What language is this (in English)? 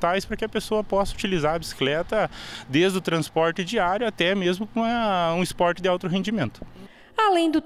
Portuguese